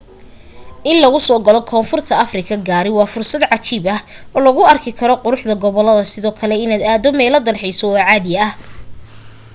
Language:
Somali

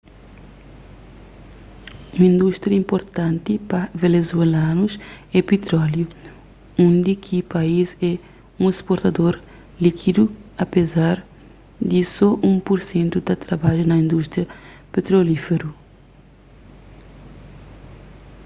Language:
Kabuverdianu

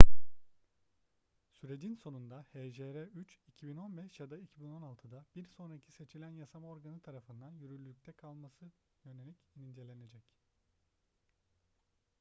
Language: Turkish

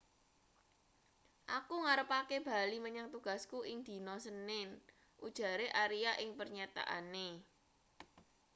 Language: Javanese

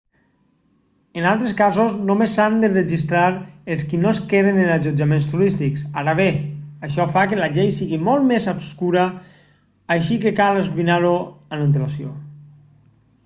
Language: Catalan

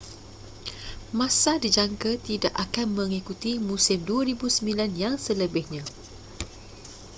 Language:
Malay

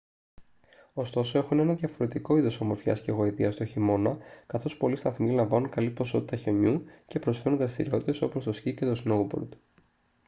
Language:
Greek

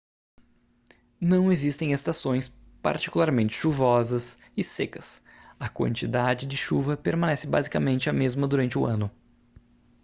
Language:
Portuguese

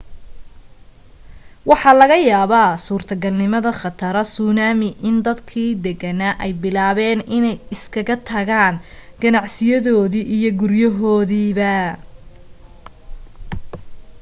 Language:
Somali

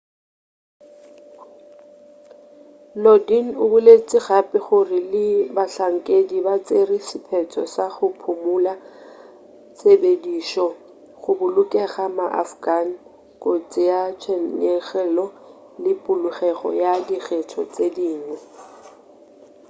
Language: Northern Sotho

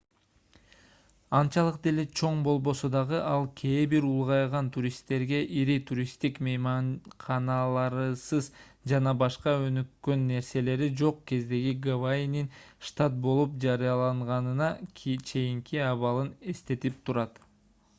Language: Kyrgyz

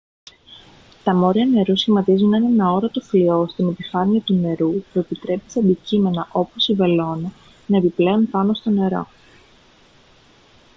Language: Greek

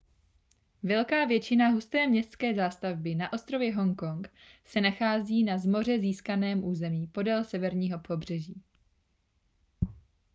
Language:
Czech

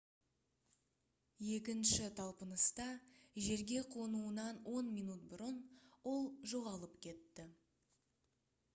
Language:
Kazakh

